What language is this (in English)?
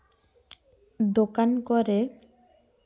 Santali